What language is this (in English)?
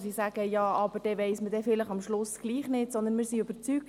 Swiss German